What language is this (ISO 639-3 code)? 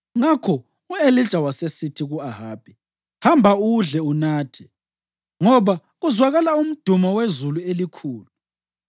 nde